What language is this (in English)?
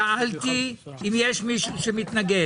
Hebrew